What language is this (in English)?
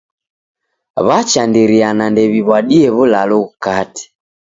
Taita